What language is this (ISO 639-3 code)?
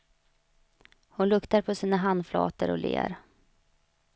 swe